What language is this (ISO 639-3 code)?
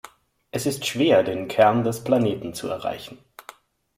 deu